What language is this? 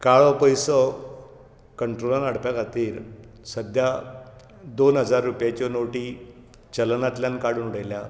Konkani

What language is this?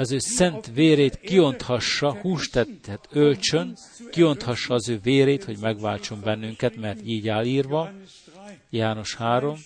Hungarian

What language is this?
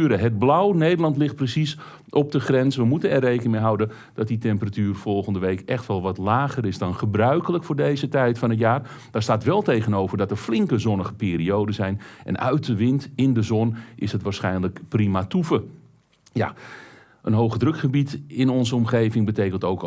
Dutch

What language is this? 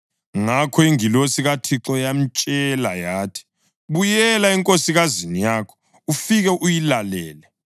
North Ndebele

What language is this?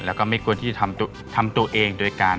Thai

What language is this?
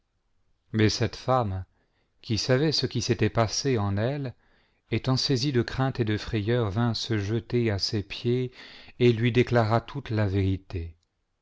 French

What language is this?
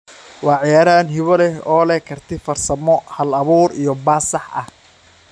Somali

